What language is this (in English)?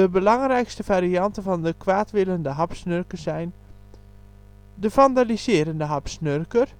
Dutch